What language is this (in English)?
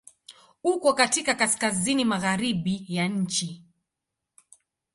Swahili